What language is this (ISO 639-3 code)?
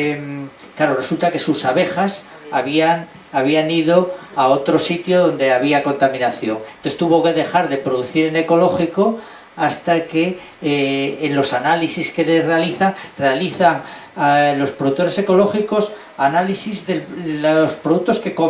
spa